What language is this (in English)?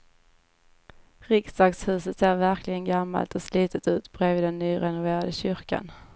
Swedish